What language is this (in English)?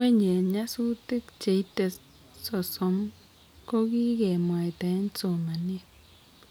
Kalenjin